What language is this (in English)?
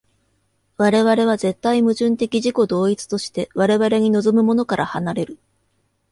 Japanese